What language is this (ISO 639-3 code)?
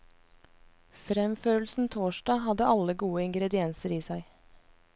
nor